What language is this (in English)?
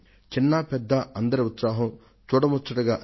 Telugu